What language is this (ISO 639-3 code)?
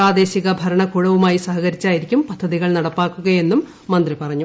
mal